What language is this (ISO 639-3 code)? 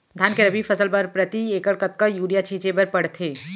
hne